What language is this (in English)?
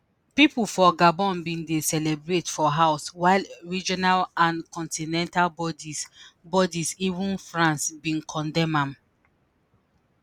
Nigerian Pidgin